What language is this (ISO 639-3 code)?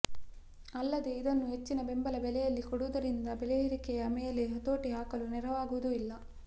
kan